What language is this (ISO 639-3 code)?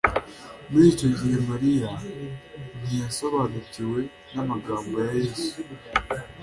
kin